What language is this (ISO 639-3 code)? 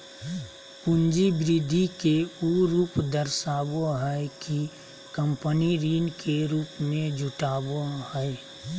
mag